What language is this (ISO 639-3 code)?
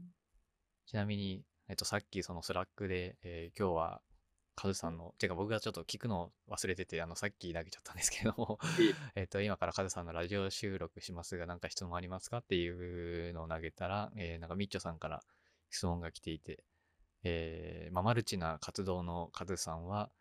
jpn